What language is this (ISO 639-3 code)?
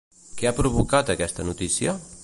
cat